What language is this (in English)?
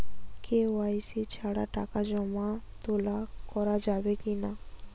Bangla